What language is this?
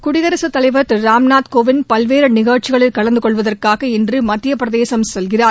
Tamil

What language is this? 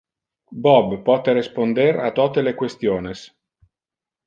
Interlingua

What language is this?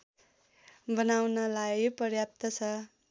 Nepali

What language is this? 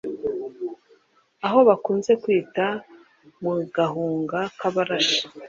Kinyarwanda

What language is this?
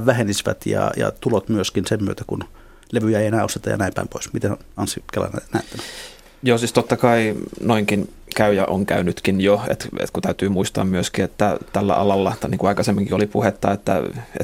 Finnish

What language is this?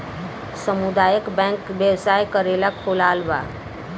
Bhojpuri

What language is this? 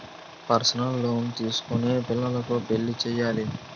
Telugu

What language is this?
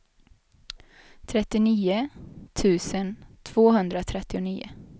Swedish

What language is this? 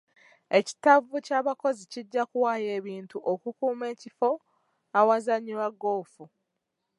Ganda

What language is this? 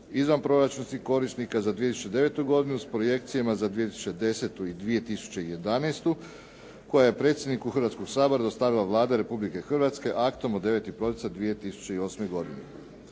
Croatian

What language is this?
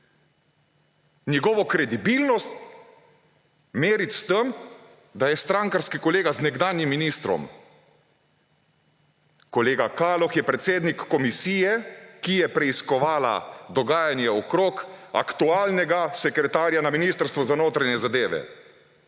Slovenian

